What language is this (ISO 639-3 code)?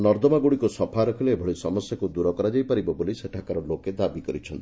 ori